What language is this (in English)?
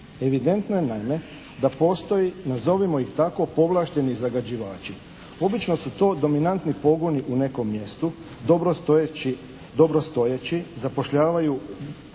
Croatian